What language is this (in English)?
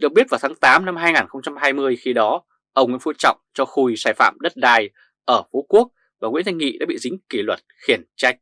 Vietnamese